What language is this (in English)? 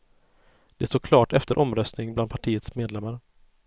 Swedish